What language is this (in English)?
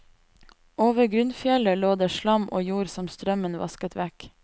Norwegian